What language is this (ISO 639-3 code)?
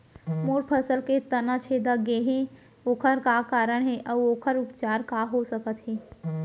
hne